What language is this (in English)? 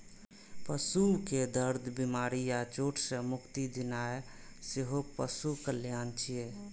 Maithili